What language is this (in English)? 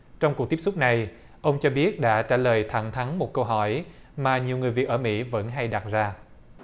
Vietnamese